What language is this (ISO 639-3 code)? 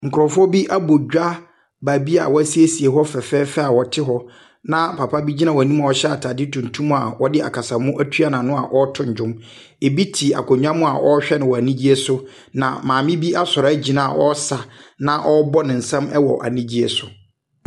aka